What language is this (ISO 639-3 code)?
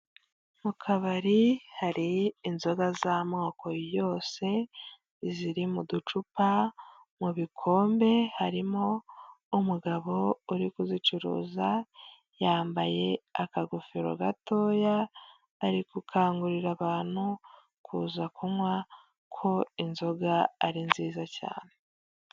kin